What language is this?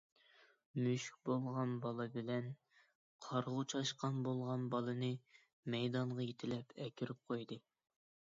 Uyghur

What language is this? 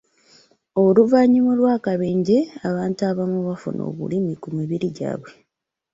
Ganda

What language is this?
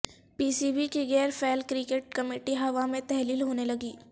Urdu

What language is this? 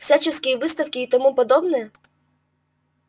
Russian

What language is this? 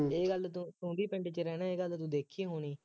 Punjabi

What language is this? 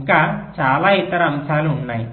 Telugu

